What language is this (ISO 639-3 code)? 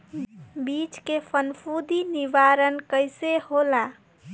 bho